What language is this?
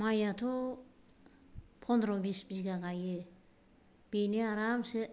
Bodo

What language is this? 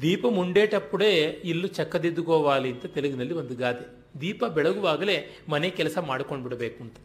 Kannada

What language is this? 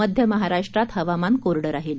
Marathi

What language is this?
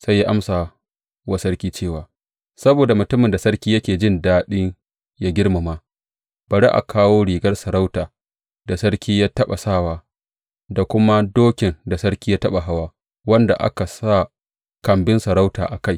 Hausa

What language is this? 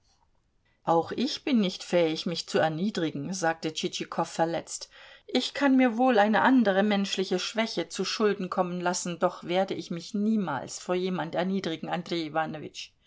German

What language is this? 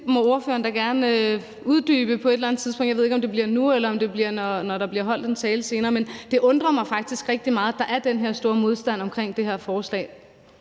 Danish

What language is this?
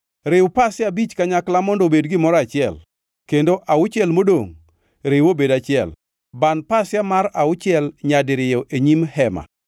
Luo (Kenya and Tanzania)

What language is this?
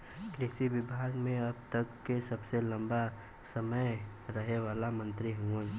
Bhojpuri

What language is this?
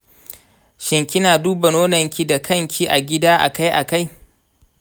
Hausa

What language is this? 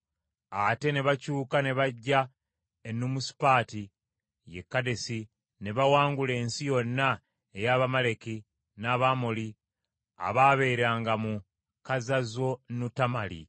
Ganda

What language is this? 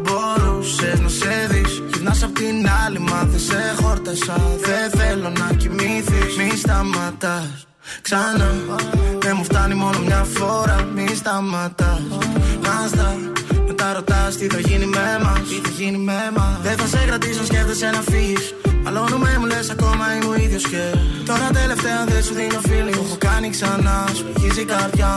Greek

